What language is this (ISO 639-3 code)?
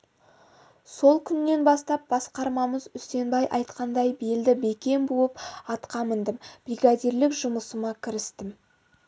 kaz